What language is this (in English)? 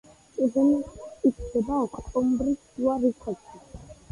Georgian